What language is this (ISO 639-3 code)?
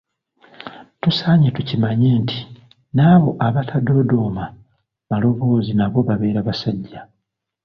lug